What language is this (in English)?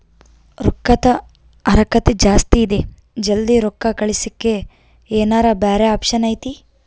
Kannada